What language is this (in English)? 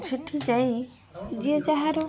Odia